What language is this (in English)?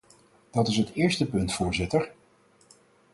Dutch